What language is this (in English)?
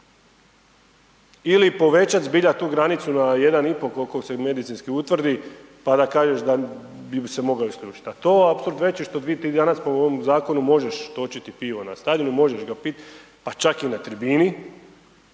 Croatian